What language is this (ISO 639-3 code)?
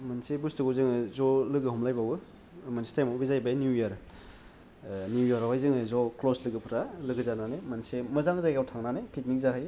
brx